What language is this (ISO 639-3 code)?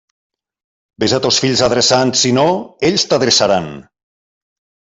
cat